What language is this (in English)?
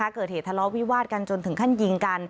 Thai